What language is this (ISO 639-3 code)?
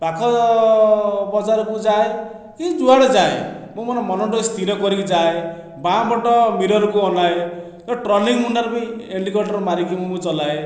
ori